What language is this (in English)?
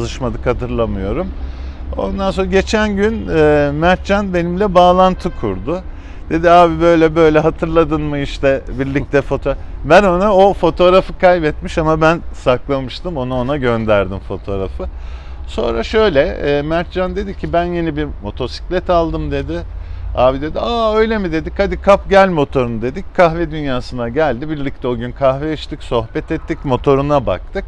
Turkish